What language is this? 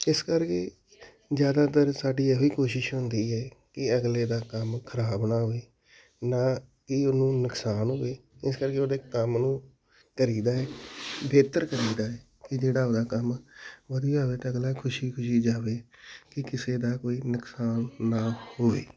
Punjabi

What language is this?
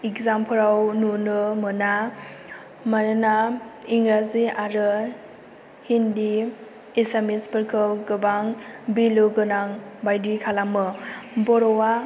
Bodo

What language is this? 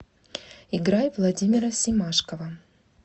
Russian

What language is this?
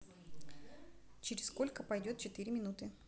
Russian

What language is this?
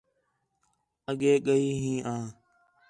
Khetrani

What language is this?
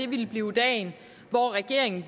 Danish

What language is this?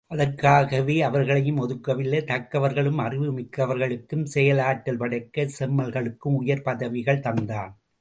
Tamil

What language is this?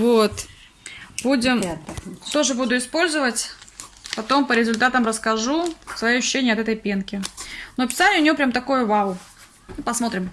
Russian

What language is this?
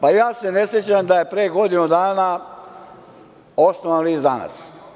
Serbian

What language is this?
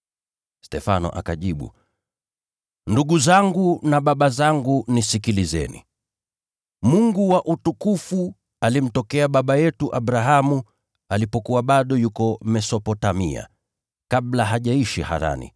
Swahili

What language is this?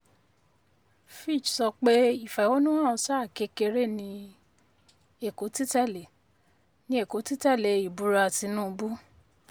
Yoruba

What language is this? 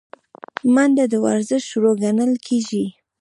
Pashto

